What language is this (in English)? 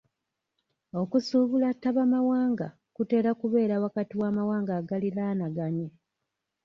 Ganda